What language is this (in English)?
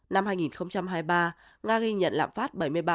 Vietnamese